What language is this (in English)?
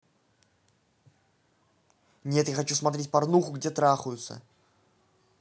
Russian